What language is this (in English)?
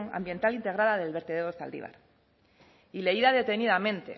Spanish